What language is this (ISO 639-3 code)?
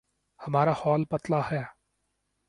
urd